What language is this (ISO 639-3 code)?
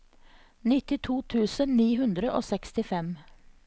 nor